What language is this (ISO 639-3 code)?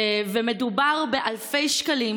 heb